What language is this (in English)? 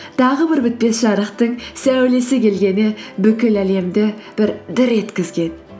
Kazakh